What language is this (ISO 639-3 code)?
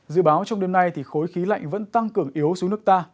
vie